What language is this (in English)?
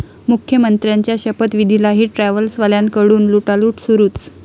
Marathi